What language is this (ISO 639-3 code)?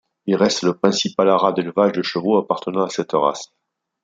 fra